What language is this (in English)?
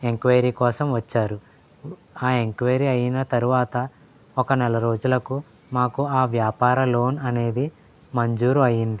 Telugu